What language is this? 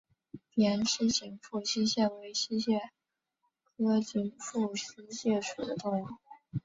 Chinese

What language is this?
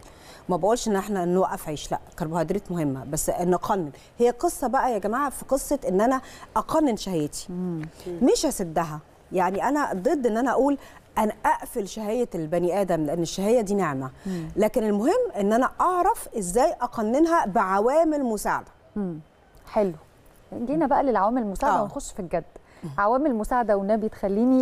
Arabic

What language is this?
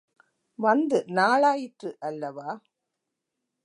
Tamil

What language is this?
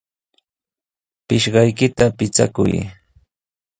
Sihuas Ancash Quechua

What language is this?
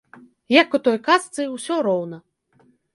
Belarusian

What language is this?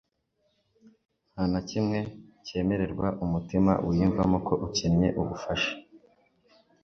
Kinyarwanda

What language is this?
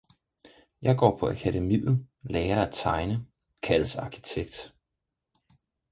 Danish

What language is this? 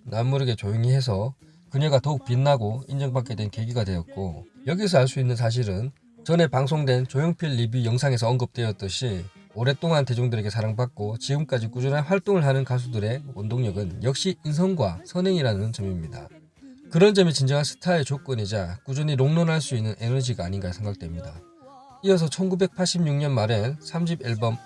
Korean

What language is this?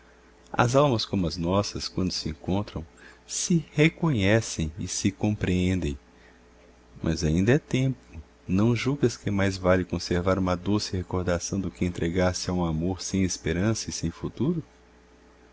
Portuguese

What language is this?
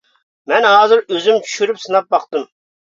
Uyghur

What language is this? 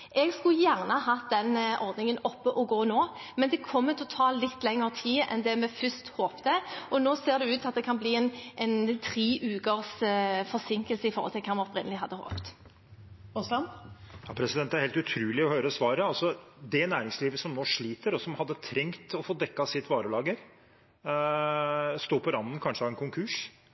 Norwegian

